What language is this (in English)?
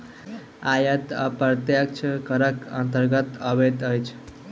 Maithili